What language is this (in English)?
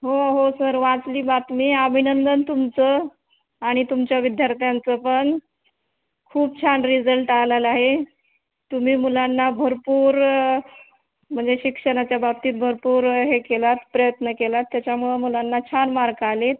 Marathi